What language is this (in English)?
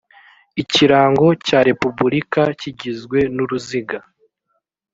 Kinyarwanda